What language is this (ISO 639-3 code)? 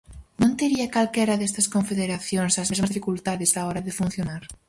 glg